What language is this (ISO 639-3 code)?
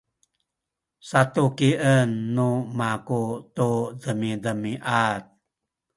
szy